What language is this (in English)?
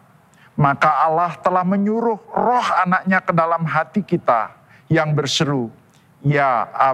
Indonesian